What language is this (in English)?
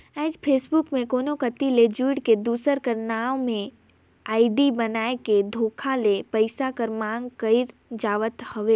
Chhattisgarhi